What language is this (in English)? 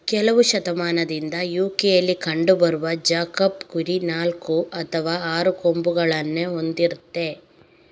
Kannada